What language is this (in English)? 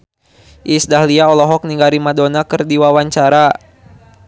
Sundanese